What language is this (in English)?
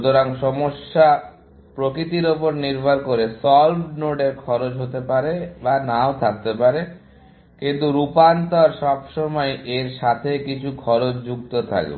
Bangla